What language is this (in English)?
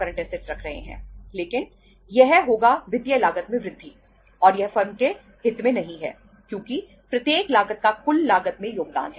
Hindi